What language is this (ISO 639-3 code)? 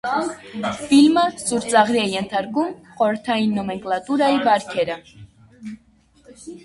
hye